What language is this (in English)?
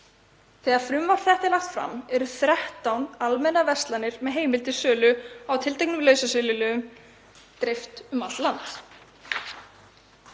Icelandic